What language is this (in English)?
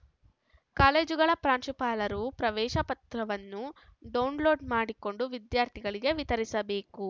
Kannada